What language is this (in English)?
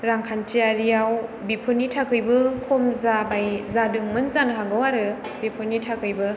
Bodo